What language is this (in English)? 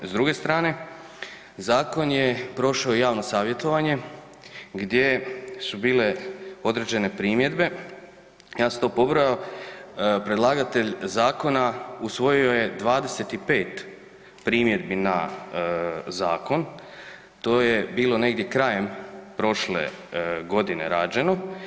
Croatian